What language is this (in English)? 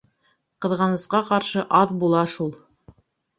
Bashkir